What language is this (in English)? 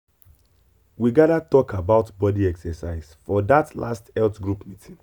Nigerian Pidgin